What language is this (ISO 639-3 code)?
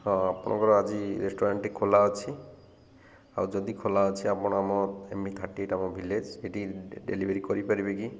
ori